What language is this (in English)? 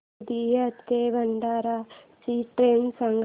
Marathi